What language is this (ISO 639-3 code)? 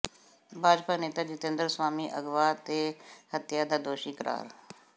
pan